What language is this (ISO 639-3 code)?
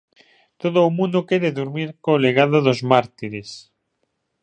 glg